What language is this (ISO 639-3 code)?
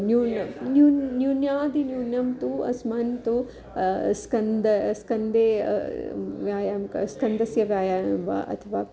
san